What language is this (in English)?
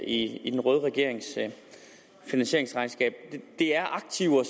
Danish